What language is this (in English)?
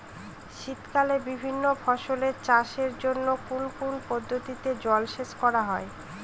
Bangla